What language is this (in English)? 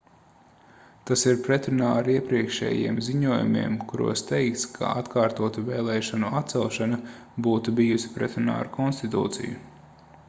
Latvian